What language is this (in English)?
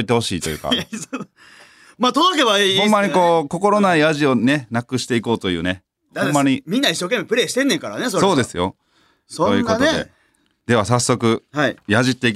Japanese